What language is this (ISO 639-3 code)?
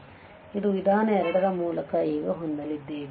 kan